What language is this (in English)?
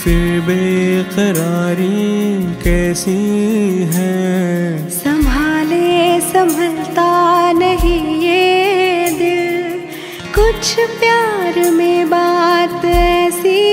Hindi